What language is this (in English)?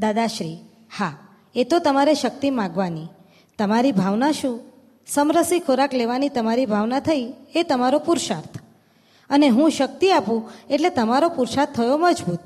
Gujarati